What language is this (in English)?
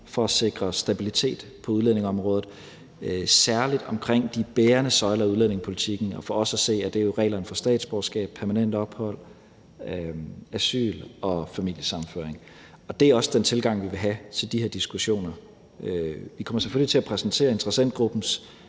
Danish